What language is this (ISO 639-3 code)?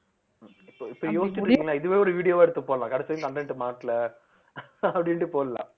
tam